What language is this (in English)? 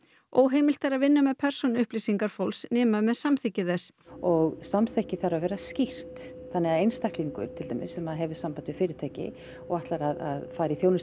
Icelandic